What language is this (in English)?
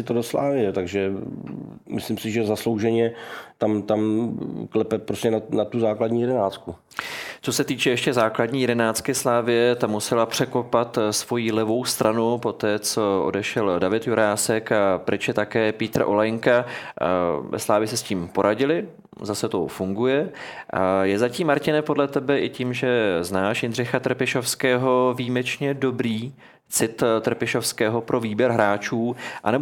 Czech